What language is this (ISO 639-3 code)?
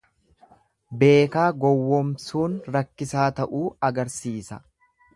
orm